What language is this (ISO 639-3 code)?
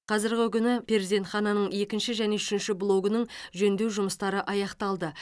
kaz